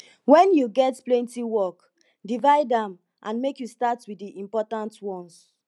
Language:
Nigerian Pidgin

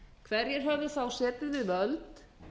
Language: Icelandic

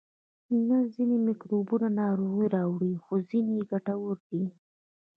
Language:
Pashto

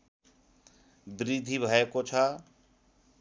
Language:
Nepali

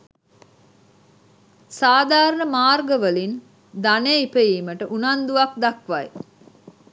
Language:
Sinhala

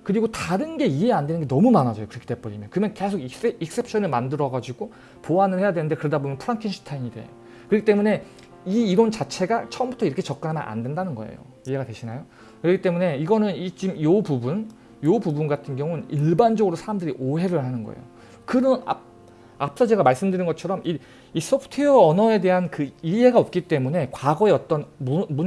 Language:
Korean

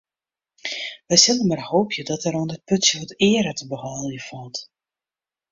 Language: Western Frisian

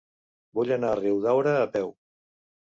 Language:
Catalan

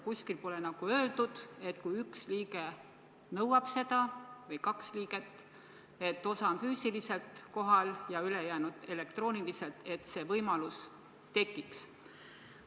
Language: Estonian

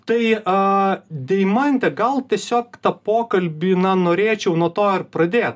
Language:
Lithuanian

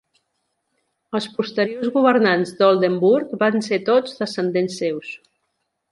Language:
Catalan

